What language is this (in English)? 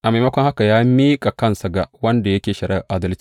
Hausa